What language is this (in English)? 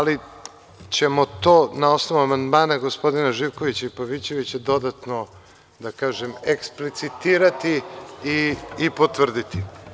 Serbian